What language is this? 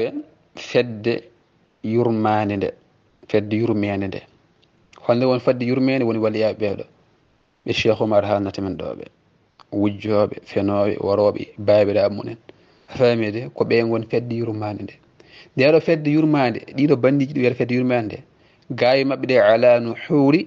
Arabic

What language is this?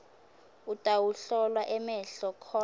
Swati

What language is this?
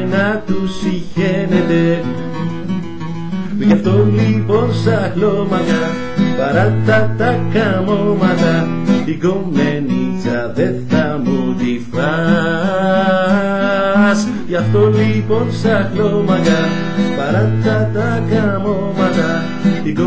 Greek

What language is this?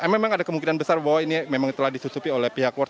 Indonesian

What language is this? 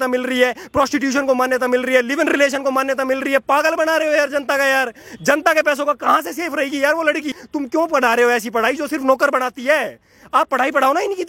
Hindi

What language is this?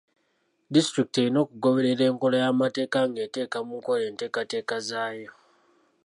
Ganda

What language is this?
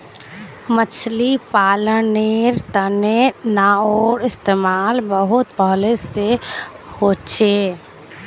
Magahi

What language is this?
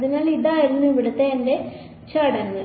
Malayalam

